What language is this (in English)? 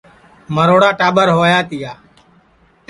Sansi